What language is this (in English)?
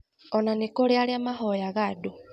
Kikuyu